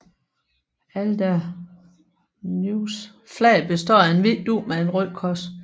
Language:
Danish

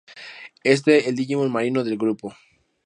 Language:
Spanish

